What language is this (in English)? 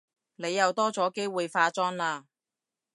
Cantonese